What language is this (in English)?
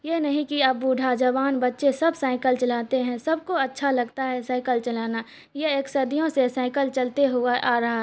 Urdu